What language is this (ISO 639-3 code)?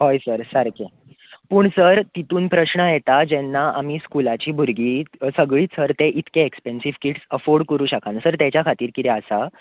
kok